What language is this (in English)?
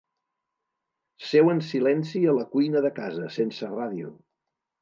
Catalan